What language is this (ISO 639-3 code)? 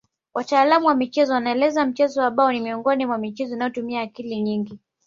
swa